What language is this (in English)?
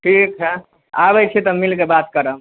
Maithili